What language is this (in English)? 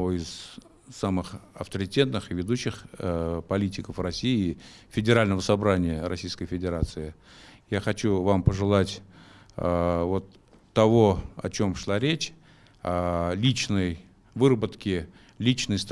Russian